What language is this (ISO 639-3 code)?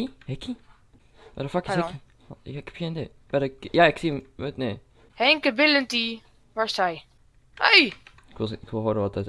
nld